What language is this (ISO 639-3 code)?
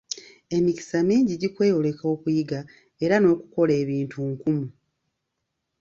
lug